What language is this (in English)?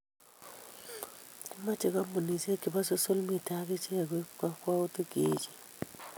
Kalenjin